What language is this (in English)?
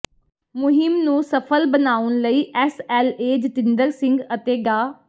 Punjabi